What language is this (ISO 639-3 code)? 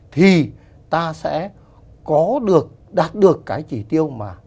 vie